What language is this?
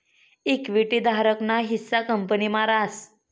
Marathi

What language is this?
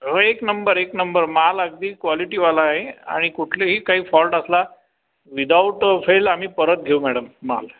Marathi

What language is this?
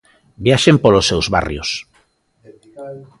Galician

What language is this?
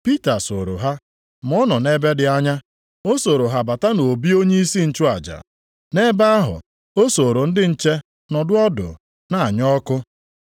Igbo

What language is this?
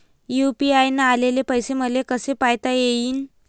Marathi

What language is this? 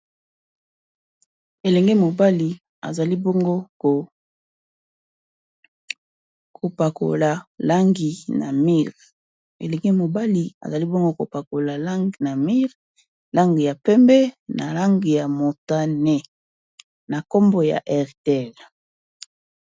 Lingala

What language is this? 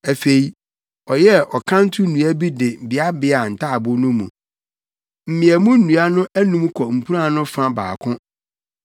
Akan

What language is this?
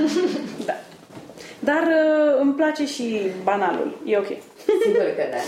Romanian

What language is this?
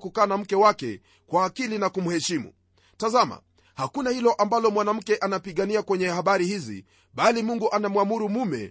Swahili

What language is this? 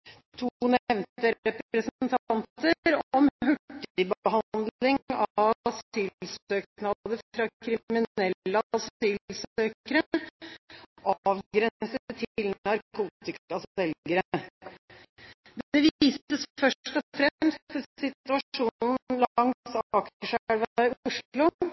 Norwegian Bokmål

